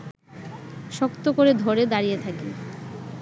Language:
Bangla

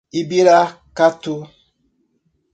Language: Portuguese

